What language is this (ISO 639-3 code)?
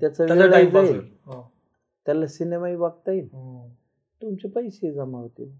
mar